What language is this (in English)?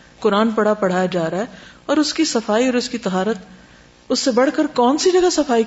Urdu